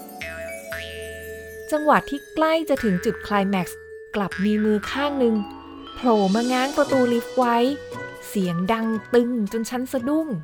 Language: Thai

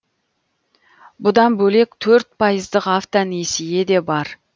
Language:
Kazakh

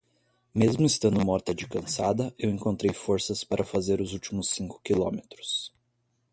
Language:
Portuguese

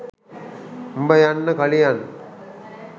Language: Sinhala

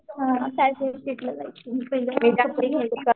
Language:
Marathi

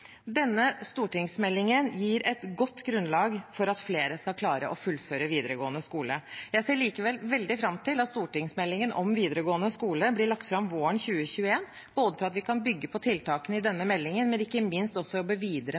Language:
Norwegian Bokmål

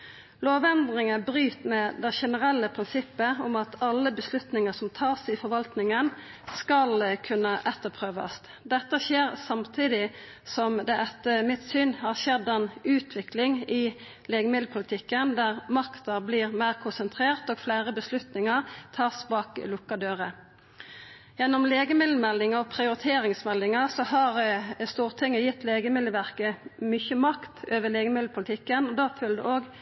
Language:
Norwegian Nynorsk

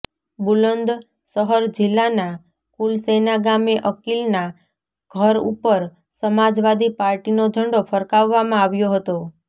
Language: Gujarati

